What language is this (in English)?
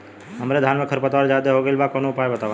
Bhojpuri